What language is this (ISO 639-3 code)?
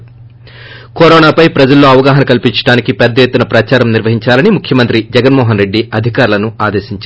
tel